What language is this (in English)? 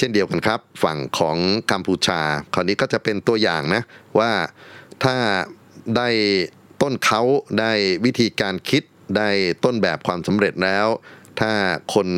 Thai